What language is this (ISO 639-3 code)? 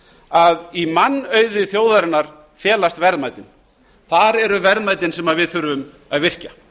isl